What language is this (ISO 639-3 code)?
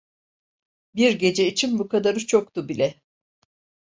tur